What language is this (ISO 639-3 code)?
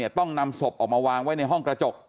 tha